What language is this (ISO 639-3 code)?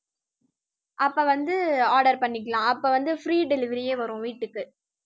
tam